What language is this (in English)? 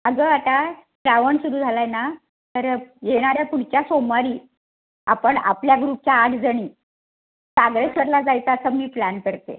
Marathi